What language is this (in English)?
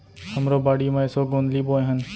Chhattisgarhi